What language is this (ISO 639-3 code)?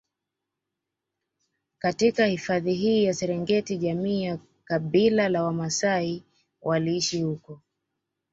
swa